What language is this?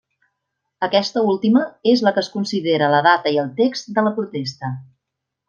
Catalan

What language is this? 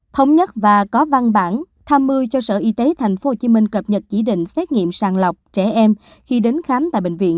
Vietnamese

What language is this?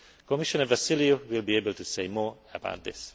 English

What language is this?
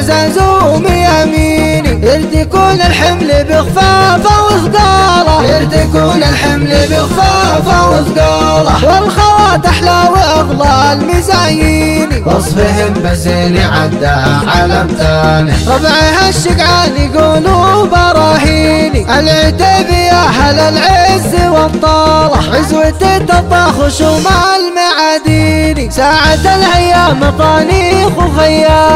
Arabic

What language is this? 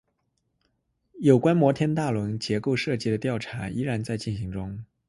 Chinese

